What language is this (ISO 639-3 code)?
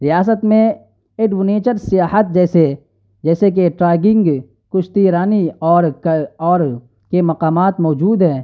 urd